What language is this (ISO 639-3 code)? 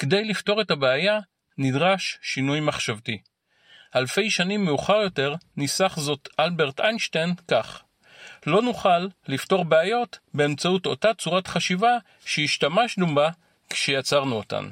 heb